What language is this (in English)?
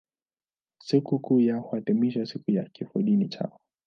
Swahili